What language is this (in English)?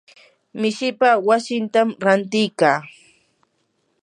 Yanahuanca Pasco Quechua